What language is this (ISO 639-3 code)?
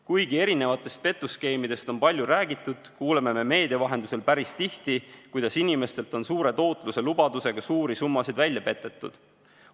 est